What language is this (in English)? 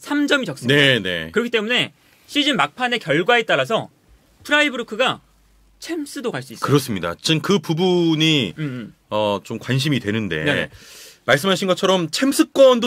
Korean